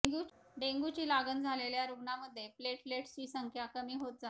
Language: Marathi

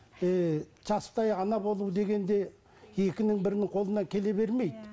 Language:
Kazakh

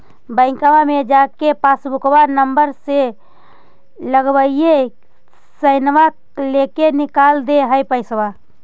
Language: Magahi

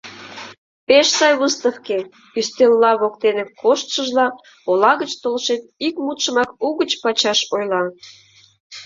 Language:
Mari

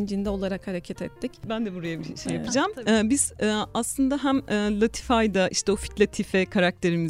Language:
Turkish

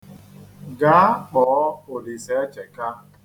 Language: Igbo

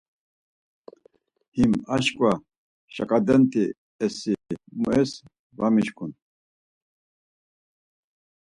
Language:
Laz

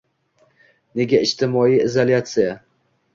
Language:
Uzbek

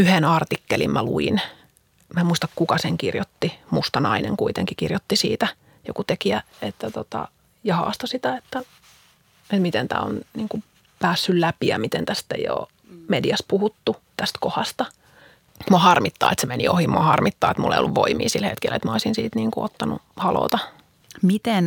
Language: Finnish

